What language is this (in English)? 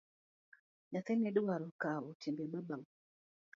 Luo (Kenya and Tanzania)